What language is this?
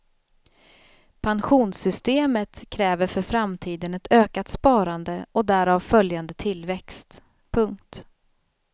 Swedish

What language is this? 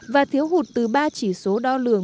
Vietnamese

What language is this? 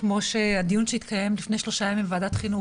Hebrew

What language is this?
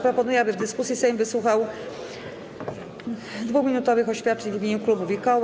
Polish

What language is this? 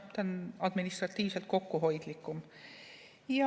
Estonian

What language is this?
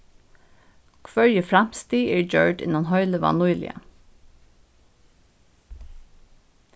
Faroese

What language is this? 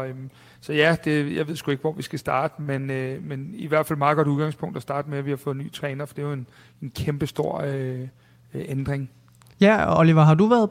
Danish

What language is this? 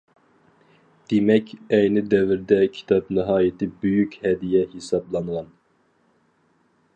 Uyghur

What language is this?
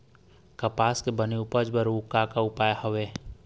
Chhattisgarhi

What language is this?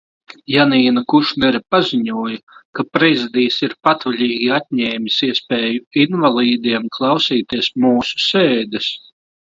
Latvian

